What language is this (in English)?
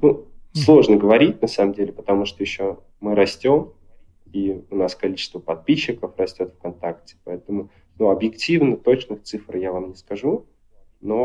Russian